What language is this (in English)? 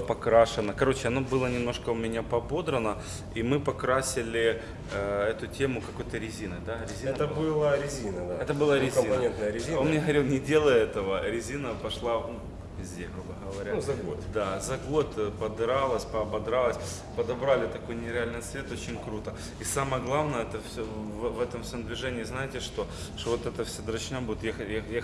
Russian